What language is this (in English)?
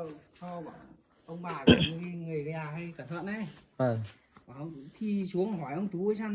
Vietnamese